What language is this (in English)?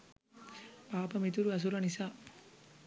Sinhala